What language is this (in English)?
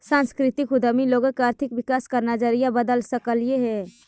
Magahi